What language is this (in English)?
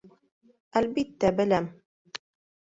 Bashkir